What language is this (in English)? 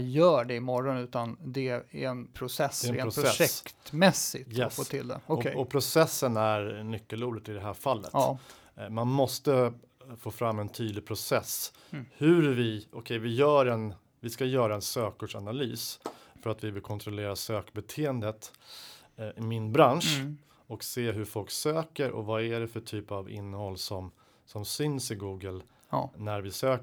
Swedish